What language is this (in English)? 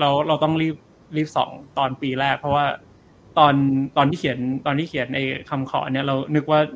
Thai